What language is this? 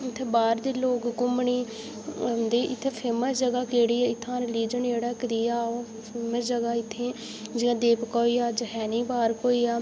Dogri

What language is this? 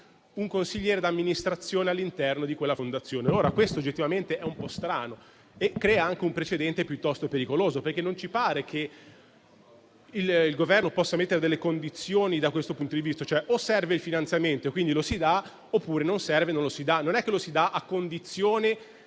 Italian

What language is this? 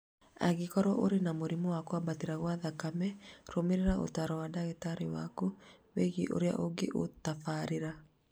Kikuyu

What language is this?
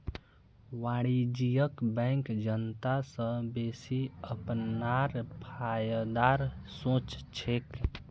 Magahi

